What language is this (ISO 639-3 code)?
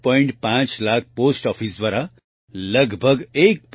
guj